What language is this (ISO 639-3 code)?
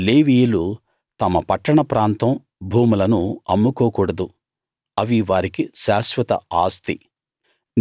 tel